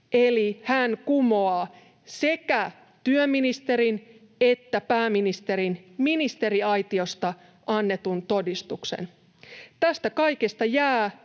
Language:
Finnish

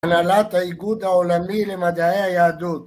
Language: Hebrew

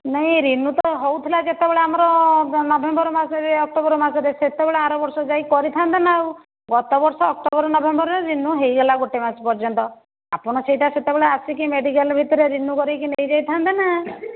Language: Odia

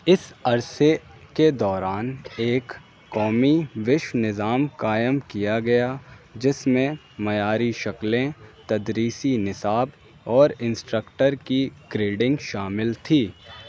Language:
Urdu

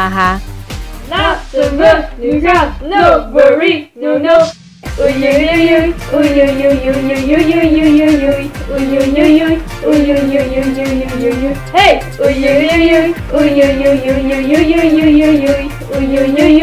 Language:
Dutch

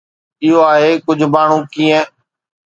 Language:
Sindhi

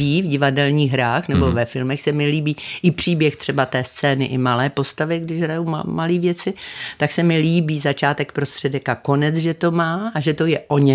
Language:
Czech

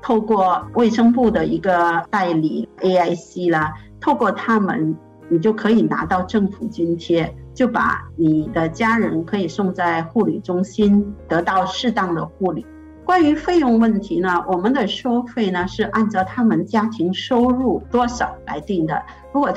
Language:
Chinese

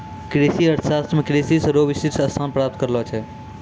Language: Maithili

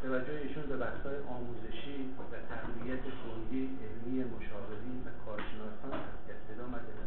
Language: Persian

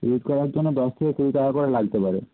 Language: Bangla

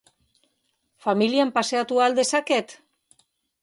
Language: Basque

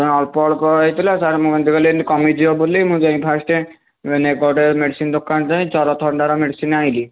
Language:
Odia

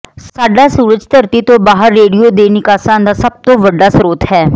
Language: Punjabi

